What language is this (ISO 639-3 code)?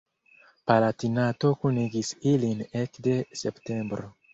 epo